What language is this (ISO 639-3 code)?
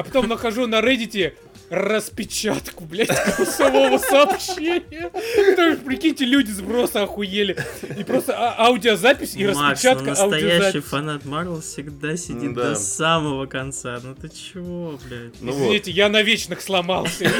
rus